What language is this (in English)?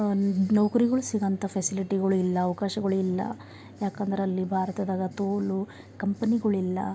Kannada